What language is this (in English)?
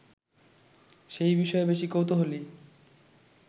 Bangla